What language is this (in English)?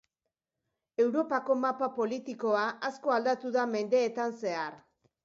Basque